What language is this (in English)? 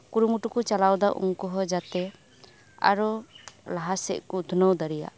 Santali